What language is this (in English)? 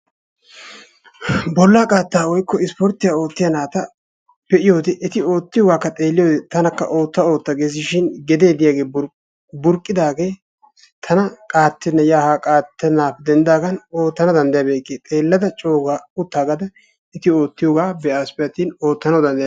Wolaytta